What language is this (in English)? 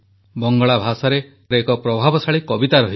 Odia